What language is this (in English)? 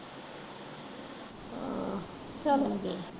Punjabi